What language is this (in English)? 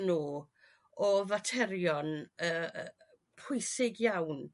Welsh